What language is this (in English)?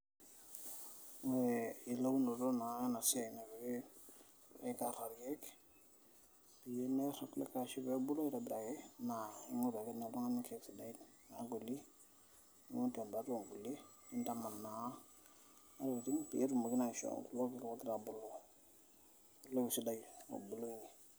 Masai